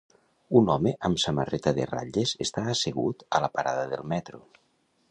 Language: Catalan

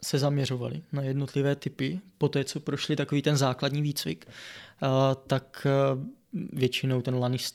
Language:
Czech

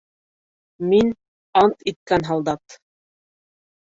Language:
Bashkir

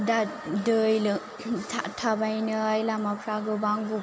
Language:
Bodo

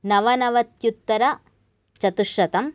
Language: Sanskrit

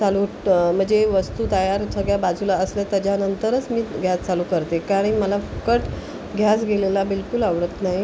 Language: Marathi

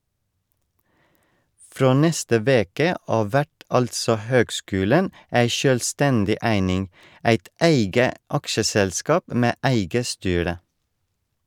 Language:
Norwegian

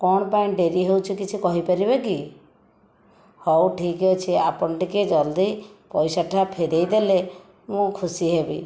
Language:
Odia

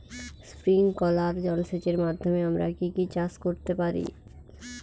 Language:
Bangla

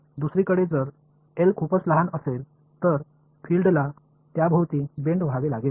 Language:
Marathi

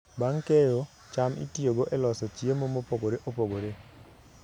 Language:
Luo (Kenya and Tanzania)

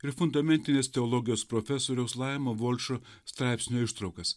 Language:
Lithuanian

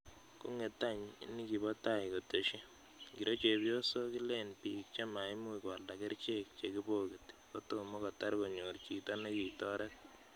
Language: Kalenjin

